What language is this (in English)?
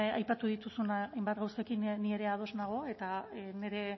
Basque